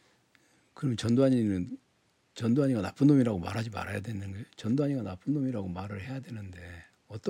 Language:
Korean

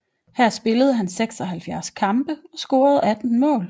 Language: Danish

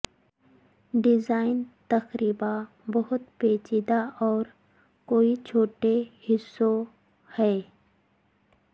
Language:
Urdu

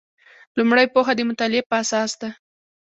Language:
Pashto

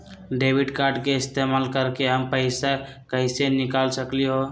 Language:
Magahi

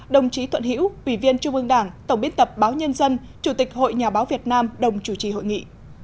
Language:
Vietnamese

